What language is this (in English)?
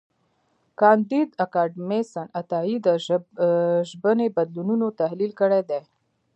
Pashto